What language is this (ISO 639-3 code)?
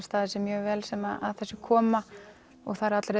isl